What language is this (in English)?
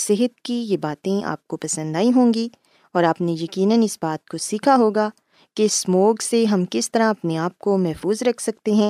Urdu